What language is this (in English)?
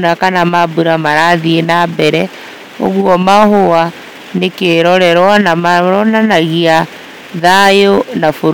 Kikuyu